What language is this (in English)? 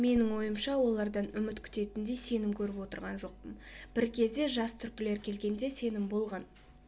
Kazakh